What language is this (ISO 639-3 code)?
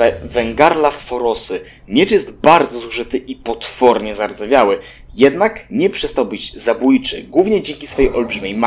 pol